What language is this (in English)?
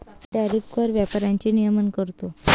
Marathi